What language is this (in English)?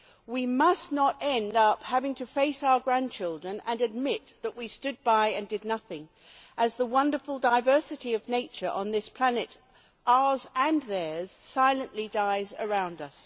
English